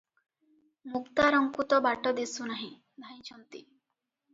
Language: Odia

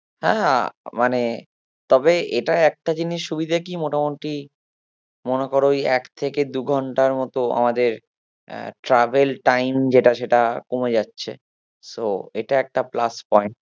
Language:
Bangla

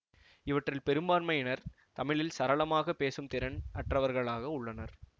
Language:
Tamil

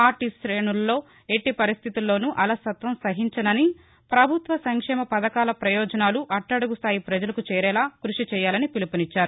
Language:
Telugu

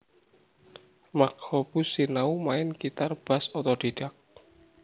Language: Javanese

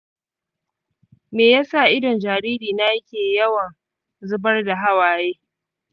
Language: Hausa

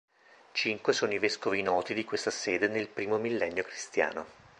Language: Italian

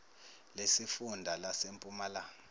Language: Zulu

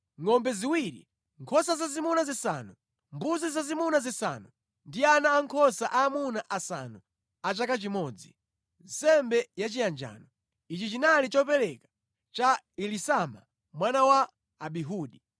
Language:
Nyanja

